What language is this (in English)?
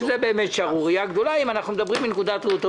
Hebrew